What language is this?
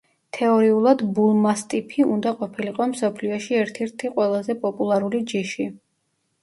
Georgian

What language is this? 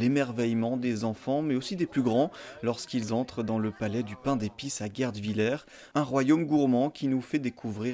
French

